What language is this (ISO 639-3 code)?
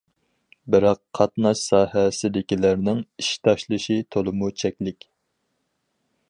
uig